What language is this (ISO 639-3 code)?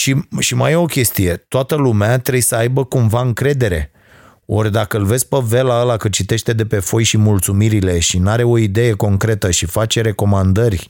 ron